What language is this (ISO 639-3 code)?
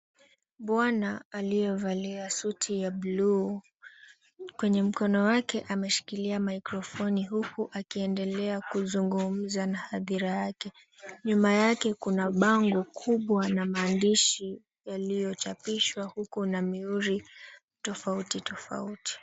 swa